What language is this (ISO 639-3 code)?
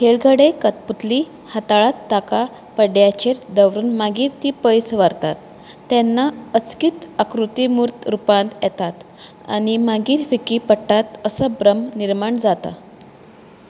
kok